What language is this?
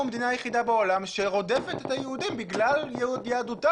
Hebrew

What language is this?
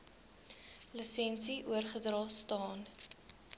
Afrikaans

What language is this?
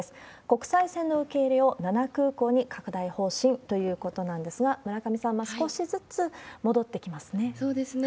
Japanese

